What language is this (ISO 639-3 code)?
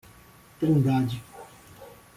por